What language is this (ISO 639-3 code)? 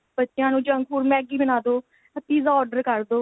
pan